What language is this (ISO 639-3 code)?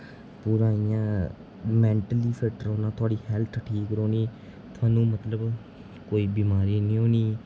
doi